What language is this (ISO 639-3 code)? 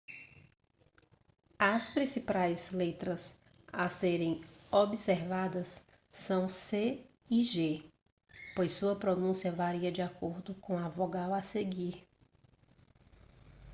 por